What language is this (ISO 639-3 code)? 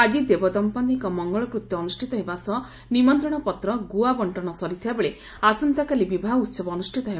ori